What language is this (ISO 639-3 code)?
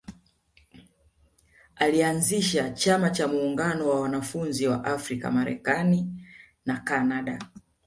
swa